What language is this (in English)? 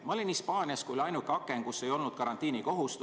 Estonian